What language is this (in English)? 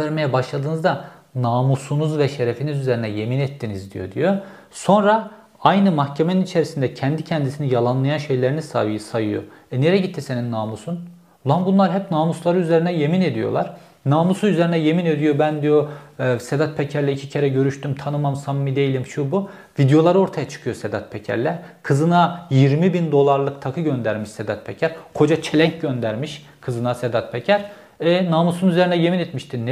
Turkish